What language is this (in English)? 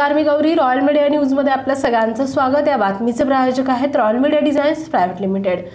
Hindi